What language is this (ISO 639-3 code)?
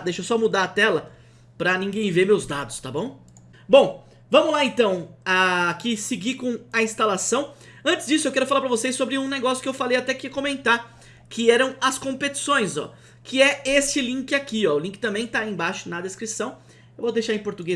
por